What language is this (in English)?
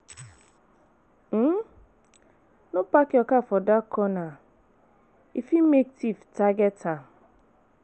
Nigerian Pidgin